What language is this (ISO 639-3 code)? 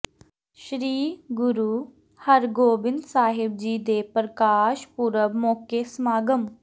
pan